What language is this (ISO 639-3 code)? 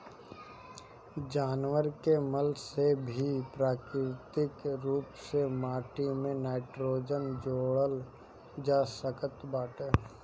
bho